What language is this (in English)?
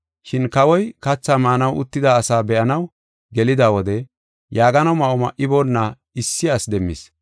Gofa